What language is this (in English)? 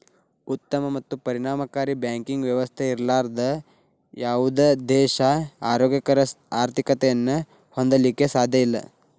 Kannada